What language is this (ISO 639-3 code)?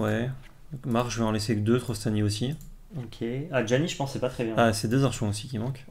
fra